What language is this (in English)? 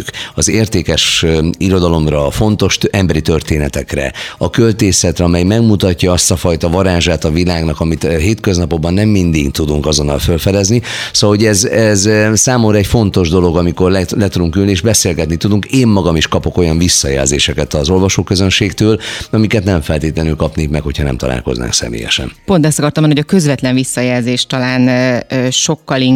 Hungarian